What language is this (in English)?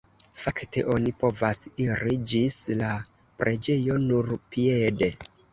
Esperanto